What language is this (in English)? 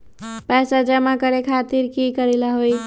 Magahi